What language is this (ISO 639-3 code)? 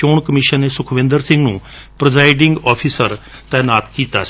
pan